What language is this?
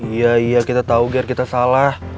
Indonesian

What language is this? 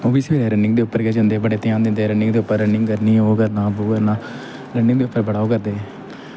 Dogri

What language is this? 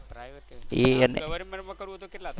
Gujarati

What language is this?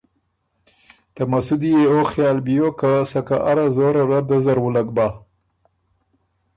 Ormuri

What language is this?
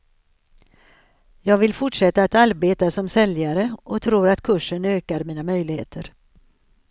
Swedish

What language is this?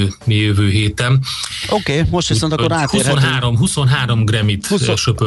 Hungarian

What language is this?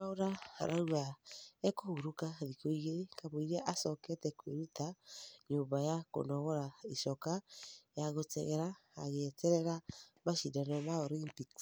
Kikuyu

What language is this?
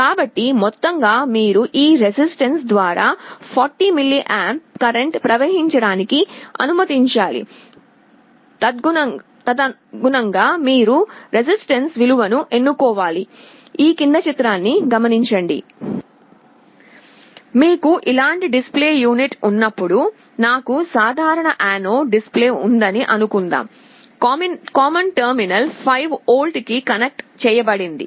Telugu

